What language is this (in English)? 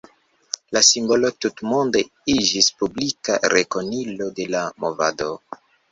Esperanto